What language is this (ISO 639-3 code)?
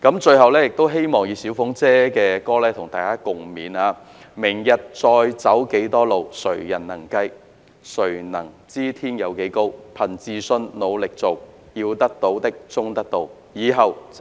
yue